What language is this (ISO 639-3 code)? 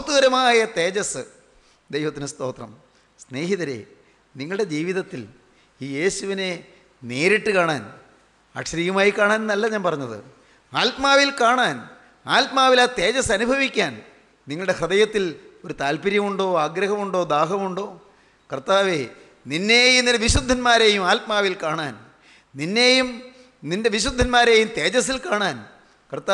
hin